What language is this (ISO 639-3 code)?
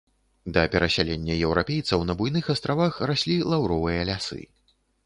bel